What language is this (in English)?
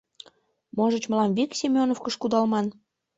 Mari